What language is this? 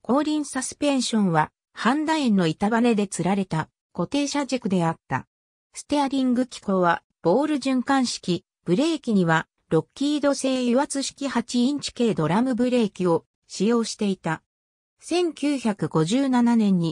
Japanese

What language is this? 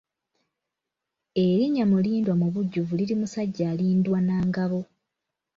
Ganda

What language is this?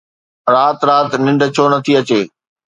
Sindhi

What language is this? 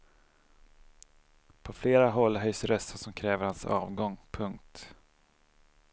Swedish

